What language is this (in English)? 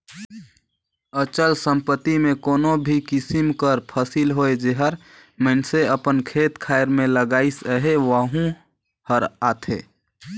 Chhattisgarhi